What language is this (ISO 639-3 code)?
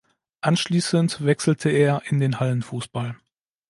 deu